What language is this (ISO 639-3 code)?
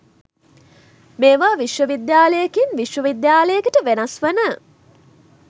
sin